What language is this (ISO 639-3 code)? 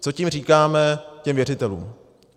ces